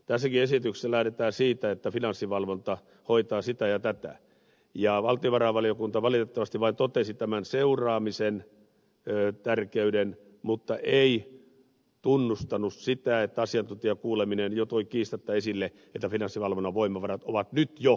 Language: Finnish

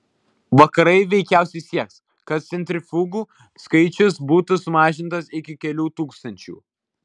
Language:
Lithuanian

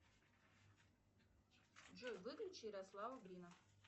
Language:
Russian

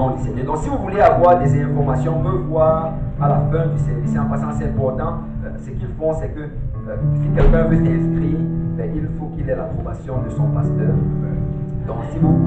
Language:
French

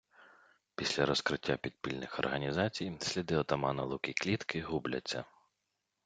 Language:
Ukrainian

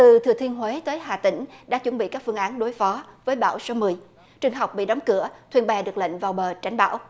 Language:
Vietnamese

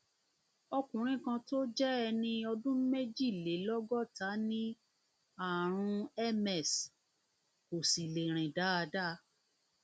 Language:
Yoruba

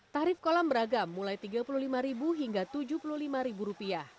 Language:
Indonesian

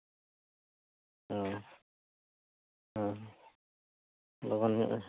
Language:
Santali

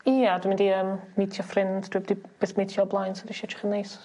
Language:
Welsh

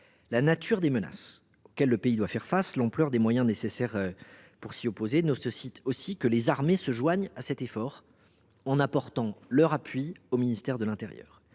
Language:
French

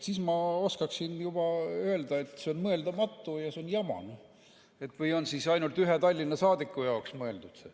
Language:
Estonian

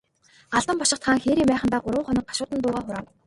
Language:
Mongolian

